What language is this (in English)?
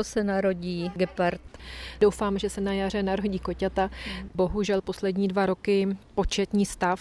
Czech